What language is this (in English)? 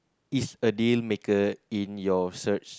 English